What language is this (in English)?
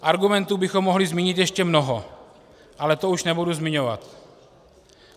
Czech